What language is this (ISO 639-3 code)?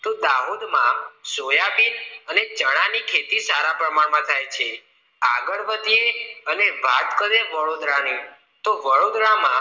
guj